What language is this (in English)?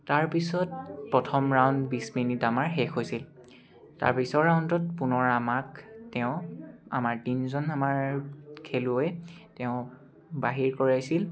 Assamese